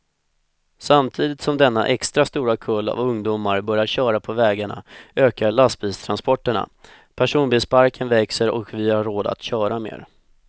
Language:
Swedish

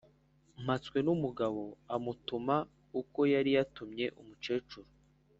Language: Kinyarwanda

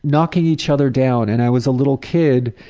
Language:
English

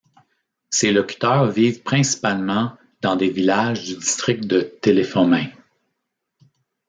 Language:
French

